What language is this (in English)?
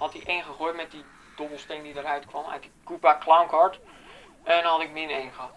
Dutch